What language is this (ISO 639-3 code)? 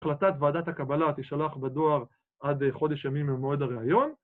heb